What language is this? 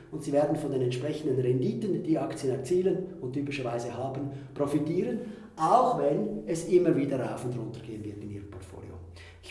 German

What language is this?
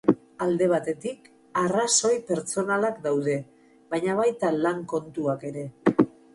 Basque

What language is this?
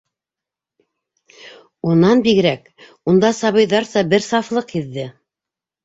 Bashkir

